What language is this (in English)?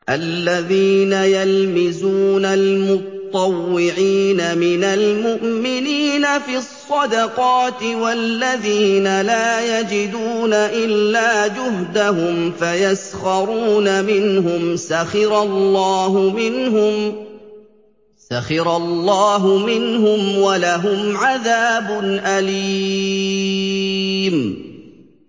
Arabic